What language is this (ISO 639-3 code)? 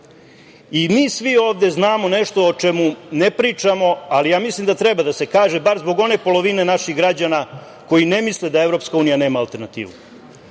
srp